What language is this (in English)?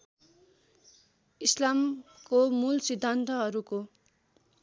Nepali